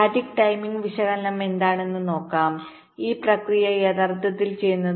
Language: Malayalam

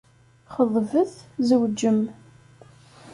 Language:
Kabyle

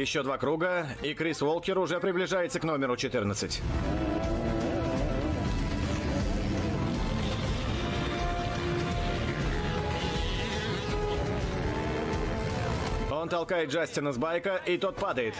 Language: Russian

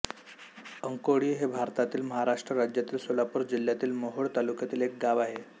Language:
Marathi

